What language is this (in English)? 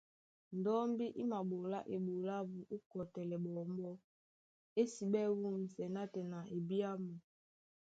Duala